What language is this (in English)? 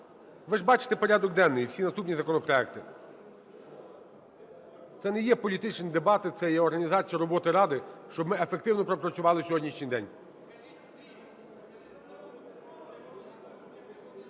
Ukrainian